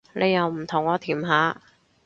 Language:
Cantonese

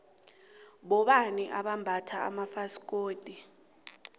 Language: South Ndebele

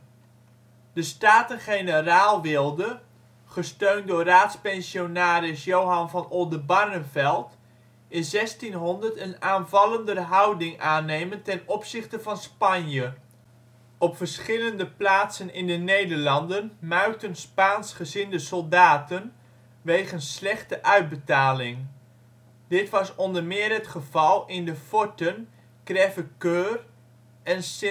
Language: Dutch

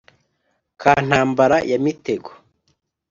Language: Kinyarwanda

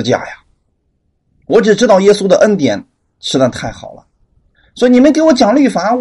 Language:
Chinese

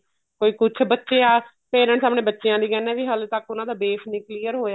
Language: Punjabi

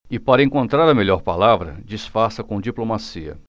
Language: Portuguese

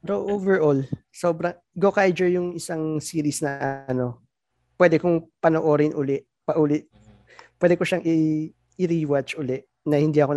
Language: Filipino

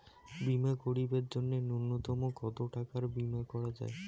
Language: Bangla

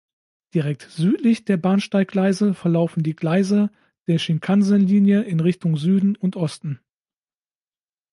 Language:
German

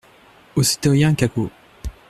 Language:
French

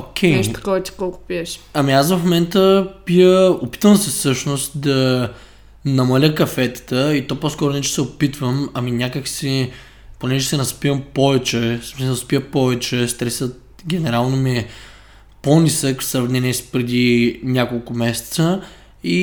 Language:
Bulgarian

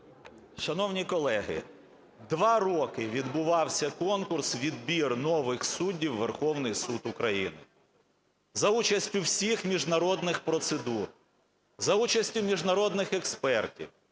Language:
Ukrainian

